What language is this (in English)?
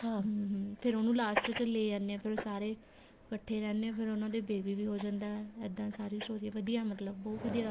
Punjabi